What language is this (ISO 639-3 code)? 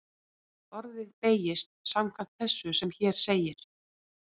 isl